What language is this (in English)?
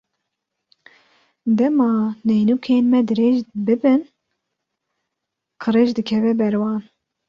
Kurdish